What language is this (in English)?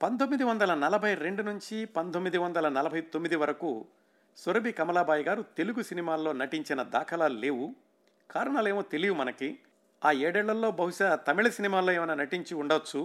Telugu